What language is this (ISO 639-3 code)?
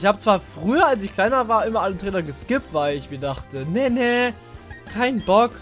deu